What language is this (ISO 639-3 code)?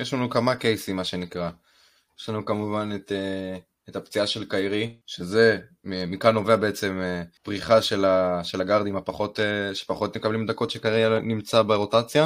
heb